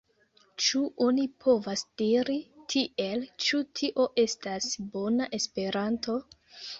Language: Esperanto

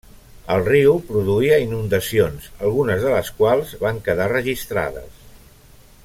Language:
Catalan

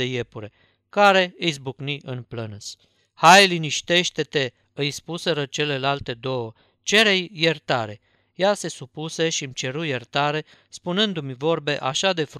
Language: Romanian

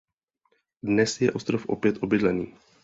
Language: Czech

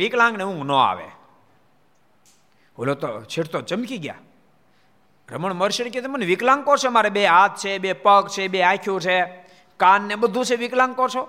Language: Gujarati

